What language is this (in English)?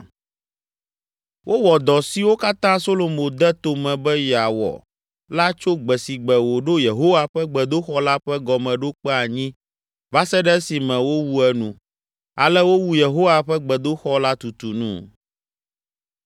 Ewe